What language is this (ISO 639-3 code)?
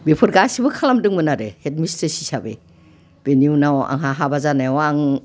brx